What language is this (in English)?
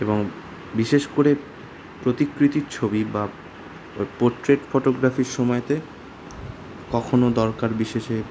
Bangla